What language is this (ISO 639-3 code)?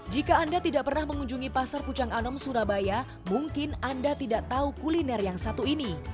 ind